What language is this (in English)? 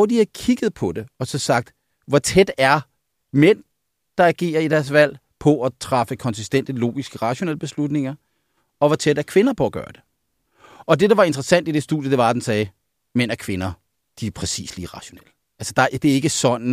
Danish